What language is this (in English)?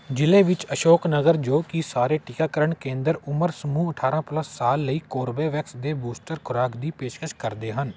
Punjabi